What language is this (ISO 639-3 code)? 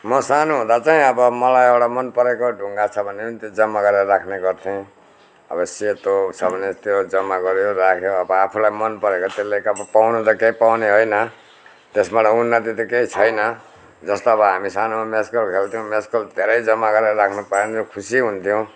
nep